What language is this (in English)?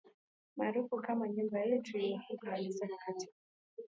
Swahili